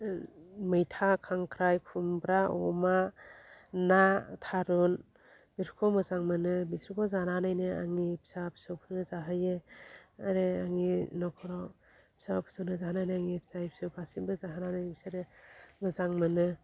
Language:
Bodo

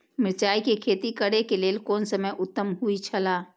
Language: Maithili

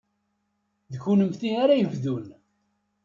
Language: Kabyle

